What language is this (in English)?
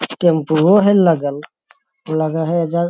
Magahi